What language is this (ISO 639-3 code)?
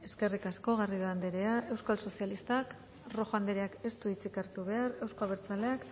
eus